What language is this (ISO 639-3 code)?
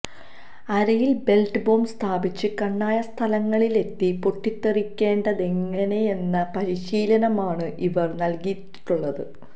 mal